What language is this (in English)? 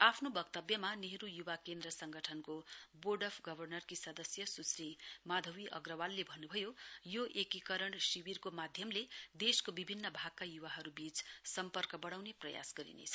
Nepali